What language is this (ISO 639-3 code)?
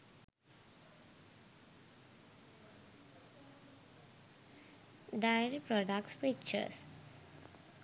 sin